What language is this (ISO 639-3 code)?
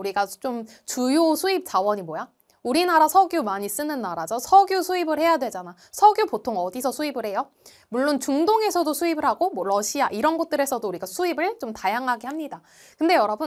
kor